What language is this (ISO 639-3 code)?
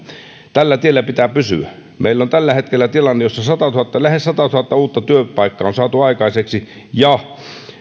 fin